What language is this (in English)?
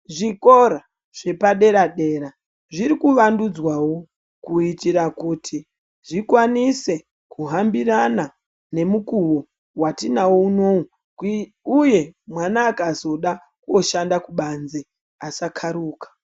Ndau